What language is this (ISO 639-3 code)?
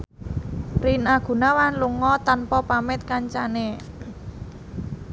jav